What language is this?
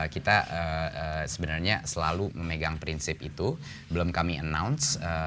Indonesian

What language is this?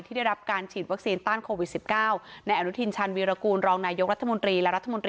Thai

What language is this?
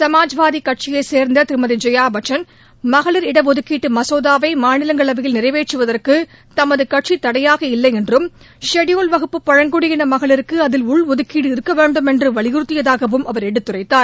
Tamil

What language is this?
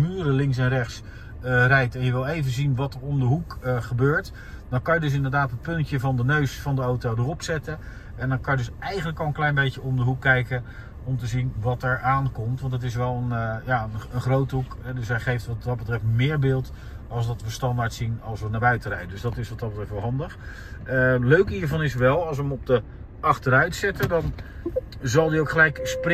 Dutch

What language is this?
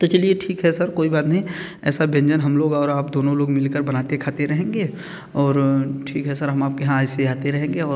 Hindi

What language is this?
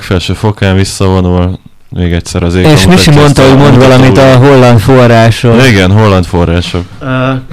Hungarian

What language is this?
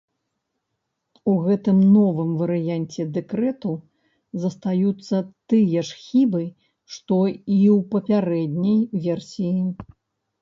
Belarusian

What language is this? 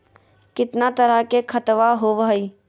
Magahi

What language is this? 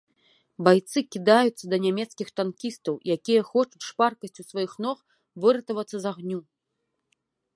Belarusian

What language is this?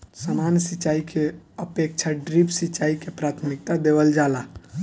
Bhojpuri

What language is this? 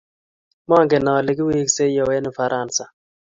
Kalenjin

